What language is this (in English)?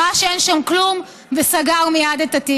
Hebrew